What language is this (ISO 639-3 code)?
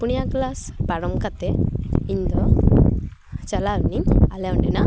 sat